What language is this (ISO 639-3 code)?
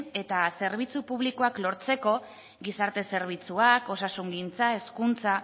eus